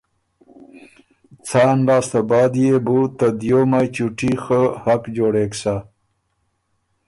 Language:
Ormuri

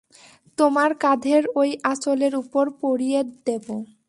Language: Bangla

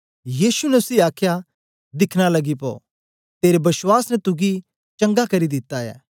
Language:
Dogri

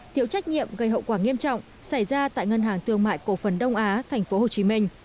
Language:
Vietnamese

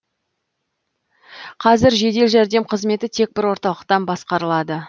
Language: Kazakh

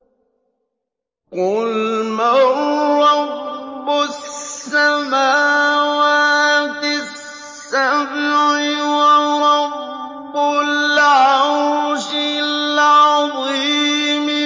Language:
Arabic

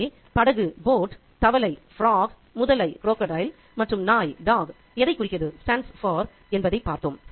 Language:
Tamil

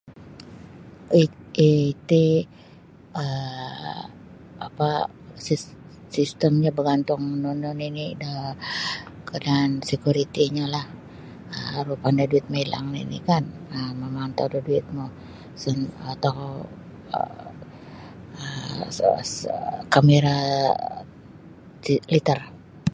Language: Sabah Bisaya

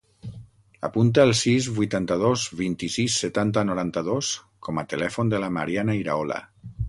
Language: Catalan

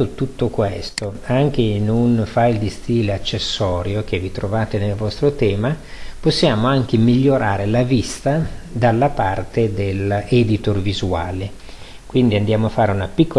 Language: Italian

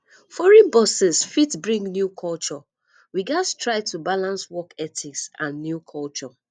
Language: Nigerian Pidgin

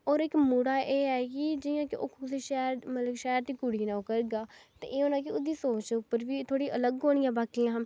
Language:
Dogri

